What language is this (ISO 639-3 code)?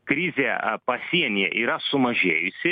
lit